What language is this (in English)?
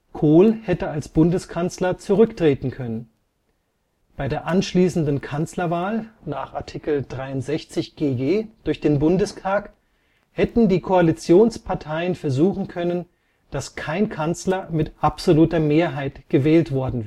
German